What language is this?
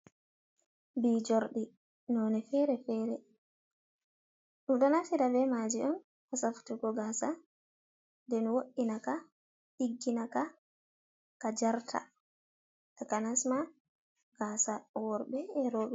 Fula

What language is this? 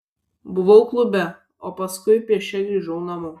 Lithuanian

